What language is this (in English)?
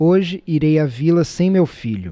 Portuguese